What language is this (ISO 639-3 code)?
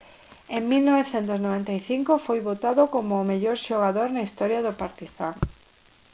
glg